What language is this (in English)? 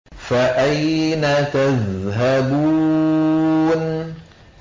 Arabic